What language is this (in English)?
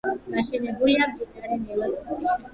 Georgian